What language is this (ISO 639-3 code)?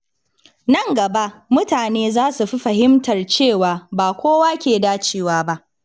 hau